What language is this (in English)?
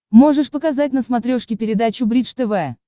Russian